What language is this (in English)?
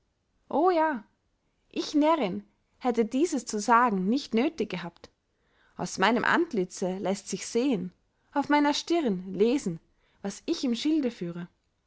German